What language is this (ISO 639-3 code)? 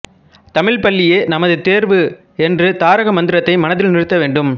tam